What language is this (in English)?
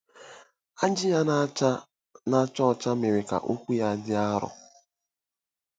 Igbo